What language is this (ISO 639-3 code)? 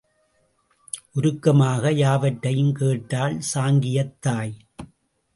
tam